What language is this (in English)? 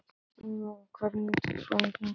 Icelandic